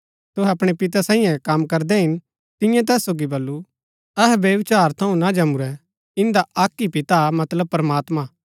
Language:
Gaddi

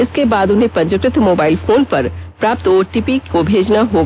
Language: Hindi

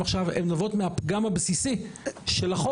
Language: Hebrew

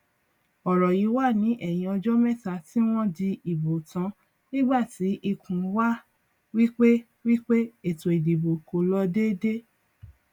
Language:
Yoruba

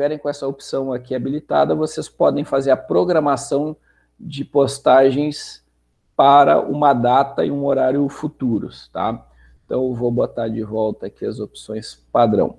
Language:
Portuguese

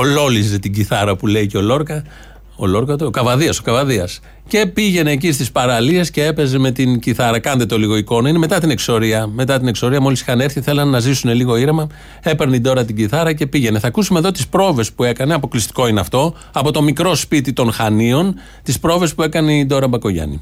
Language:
Greek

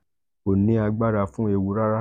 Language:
Yoruba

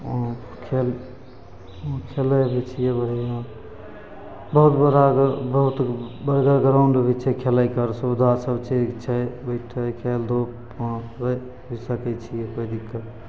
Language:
Maithili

